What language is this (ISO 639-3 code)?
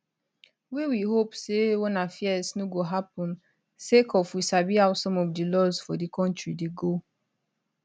pcm